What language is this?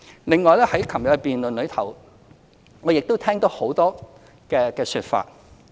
Cantonese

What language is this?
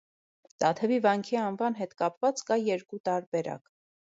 Armenian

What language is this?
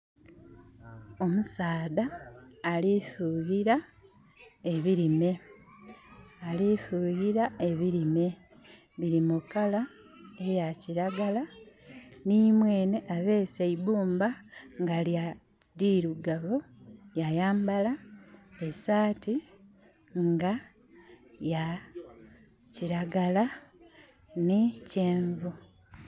Soga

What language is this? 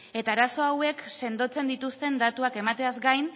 Basque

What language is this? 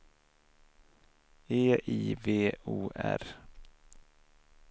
Swedish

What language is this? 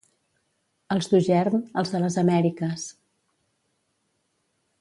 Catalan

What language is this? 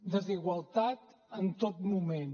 Catalan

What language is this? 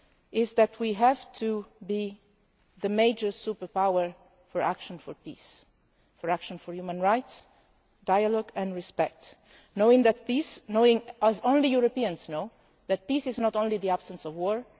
English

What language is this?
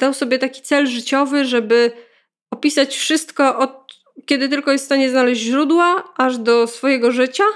Polish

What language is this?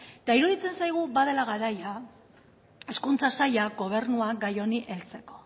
Basque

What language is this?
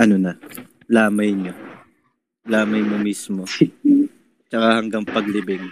Filipino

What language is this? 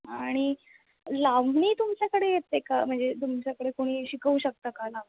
Marathi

